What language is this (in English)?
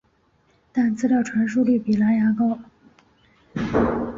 Chinese